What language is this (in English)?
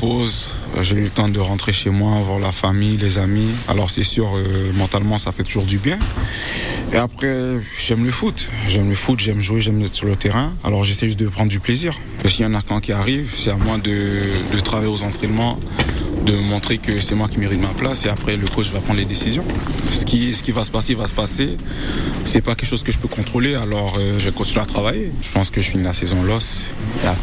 French